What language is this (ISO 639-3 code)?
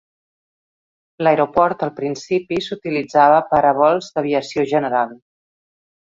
cat